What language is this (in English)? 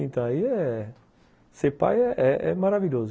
Portuguese